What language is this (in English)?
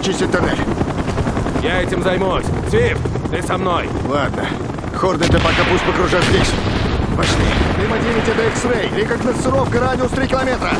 Russian